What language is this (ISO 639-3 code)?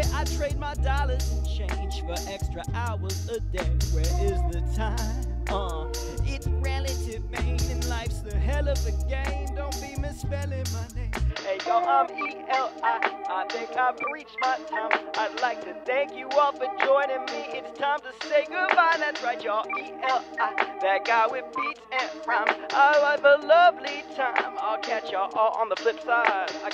eng